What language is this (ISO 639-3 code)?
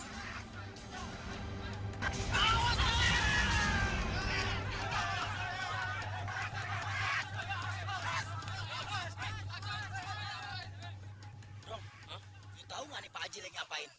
ind